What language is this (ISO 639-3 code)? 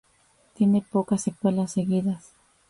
spa